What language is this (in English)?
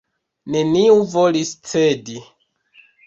Esperanto